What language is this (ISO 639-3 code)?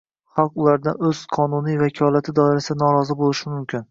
uzb